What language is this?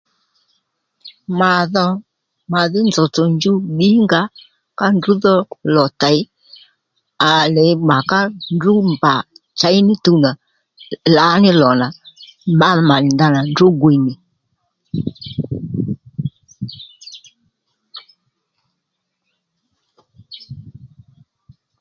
Lendu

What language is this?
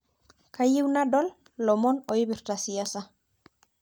Masai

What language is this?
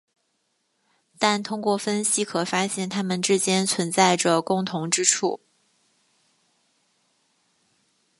Chinese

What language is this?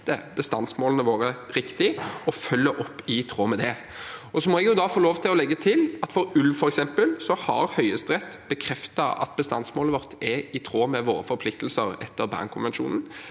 Norwegian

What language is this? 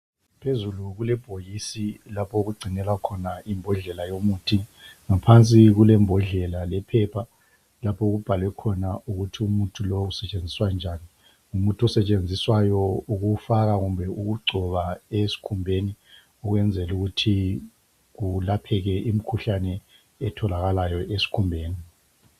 North Ndebele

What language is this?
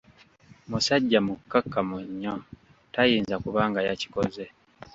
Ganda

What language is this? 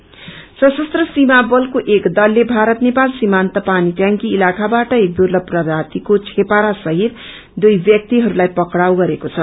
Nepali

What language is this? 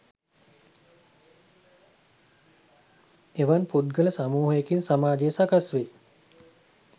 Sinhala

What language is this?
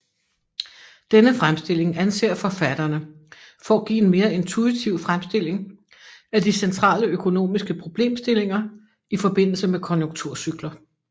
Danish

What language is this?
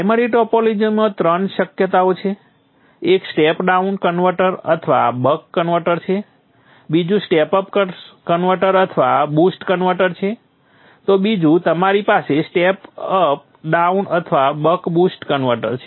Gujarati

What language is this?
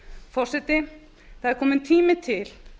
Icelandic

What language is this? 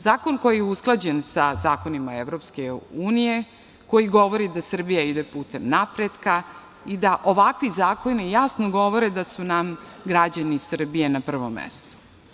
Serbian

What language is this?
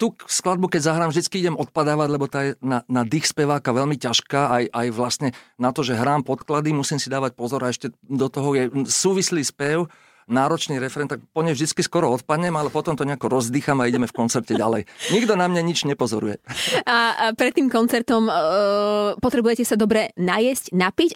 Slovak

